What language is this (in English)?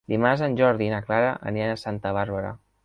Catalan